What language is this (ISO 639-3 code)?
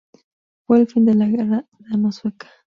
spa